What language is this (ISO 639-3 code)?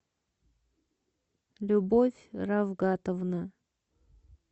rus